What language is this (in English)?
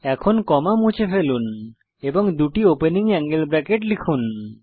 Bangla